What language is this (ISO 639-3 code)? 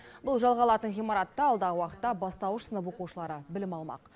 kaz